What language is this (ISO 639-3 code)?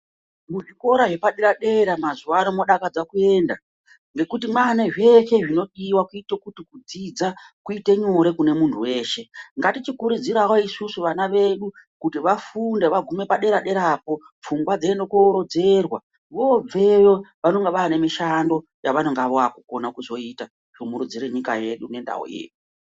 ndc